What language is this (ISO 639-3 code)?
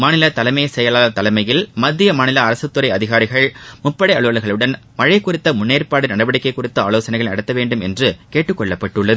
tam